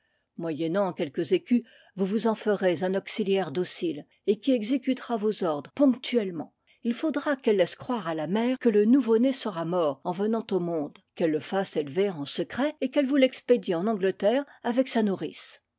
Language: French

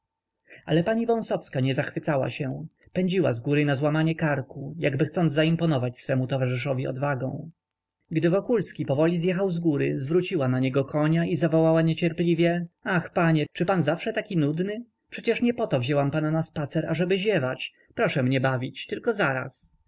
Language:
Polish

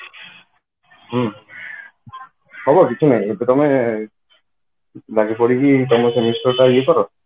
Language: Odia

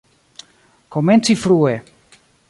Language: Esperanto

